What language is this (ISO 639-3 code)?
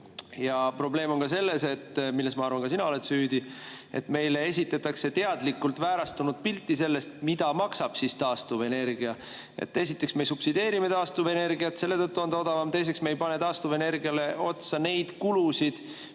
est